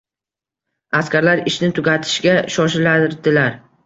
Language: Uzbek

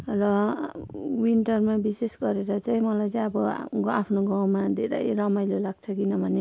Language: Nepali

